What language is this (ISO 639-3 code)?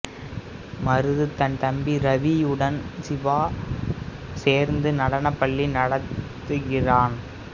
tam